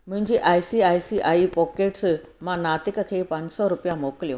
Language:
Sindhi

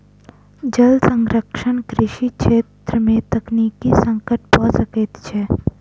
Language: Maithili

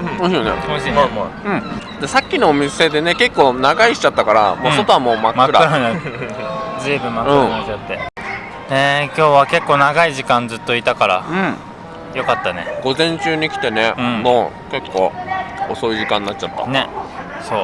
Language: Japanese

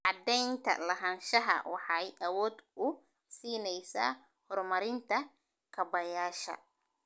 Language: Somali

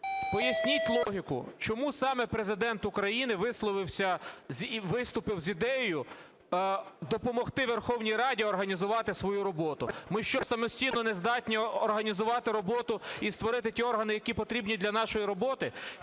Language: Ukrainian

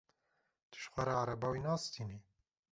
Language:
Kurdish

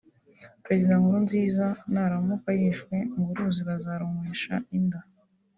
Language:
Kinyarwanda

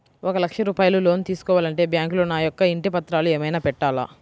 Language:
Telugu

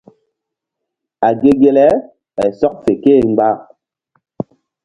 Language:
Mbum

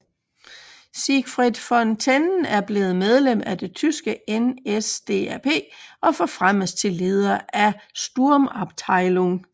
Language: Danish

